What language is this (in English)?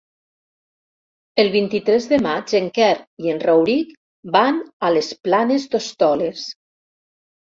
Catalan